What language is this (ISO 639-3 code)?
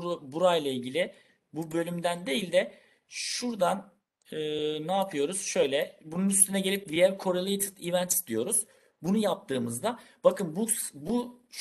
tur